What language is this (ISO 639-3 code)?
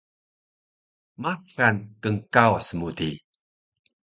trv